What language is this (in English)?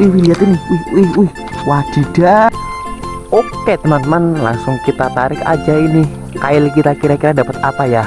Indonesian